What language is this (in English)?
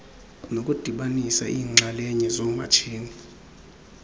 Xhosa